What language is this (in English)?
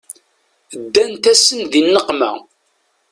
Kabyle